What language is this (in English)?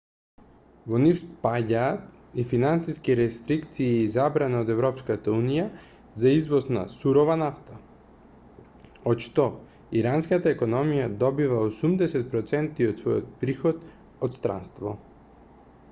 Macedonian